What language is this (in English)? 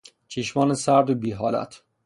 Persian